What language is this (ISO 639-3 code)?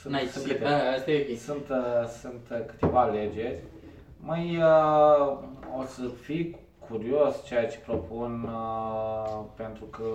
ron